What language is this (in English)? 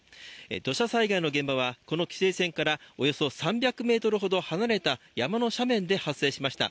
Japanese